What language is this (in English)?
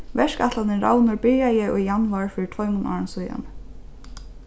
Faroese